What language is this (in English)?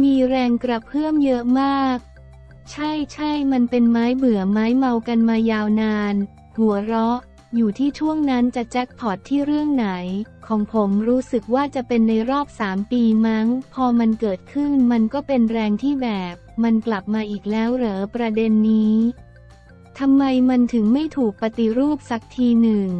Thai